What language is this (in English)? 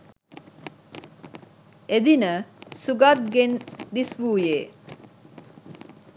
Sinhala